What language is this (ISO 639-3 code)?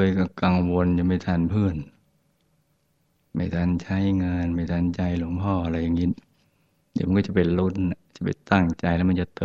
tha